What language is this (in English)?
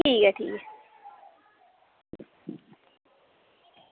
Dogri